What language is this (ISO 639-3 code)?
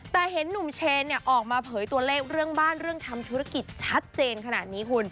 tha